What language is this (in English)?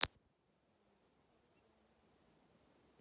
Russian